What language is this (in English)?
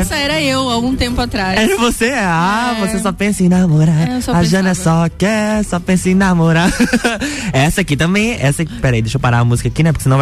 Portuguese